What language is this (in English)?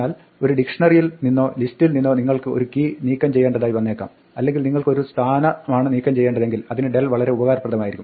Malayalam